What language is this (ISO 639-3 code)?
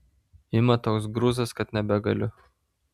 lit